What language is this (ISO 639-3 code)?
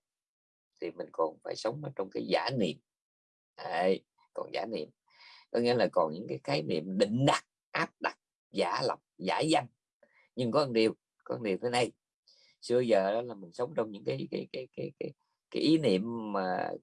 vie